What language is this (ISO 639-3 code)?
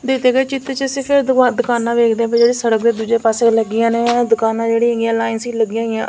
pan